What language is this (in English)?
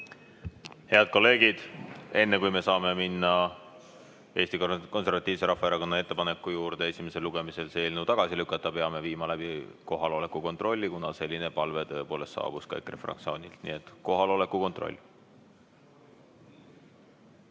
Estonian